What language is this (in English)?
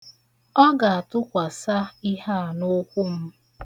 Igbo